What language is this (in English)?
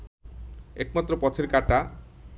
Bangla